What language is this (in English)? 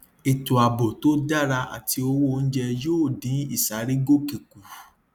Yoruba